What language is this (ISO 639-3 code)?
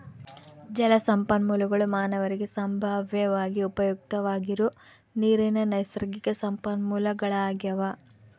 kan